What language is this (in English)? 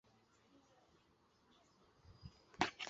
Chinese